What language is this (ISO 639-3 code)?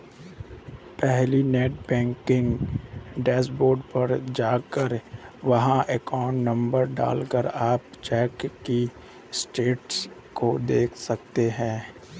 hin